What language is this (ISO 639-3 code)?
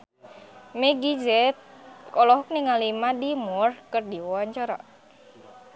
sun